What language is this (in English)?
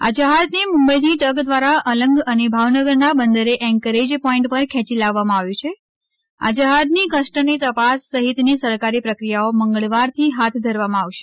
Gujarati